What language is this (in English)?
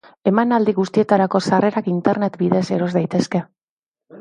Basque